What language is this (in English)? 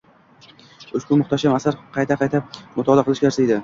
Uzbek